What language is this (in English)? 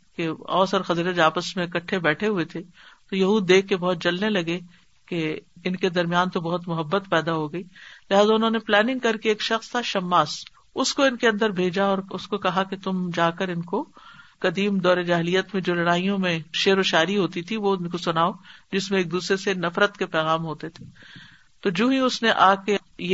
Urdu